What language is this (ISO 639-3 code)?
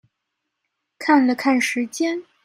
zho